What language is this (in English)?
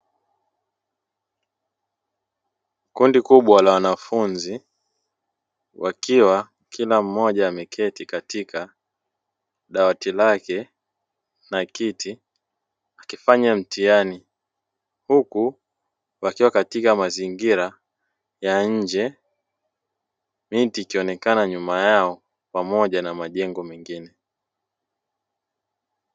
Swahili